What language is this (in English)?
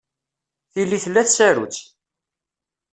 Kabyle